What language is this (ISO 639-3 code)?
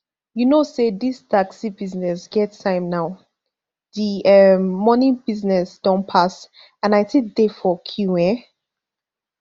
pcm